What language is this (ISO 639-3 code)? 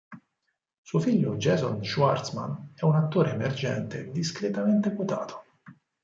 ita